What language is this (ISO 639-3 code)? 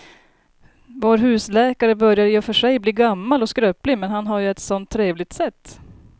swe